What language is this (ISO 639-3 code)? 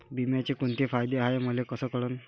mar